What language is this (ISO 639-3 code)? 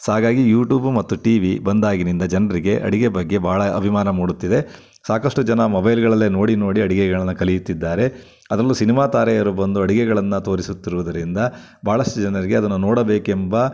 kan